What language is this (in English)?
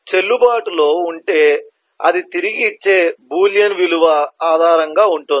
Telugu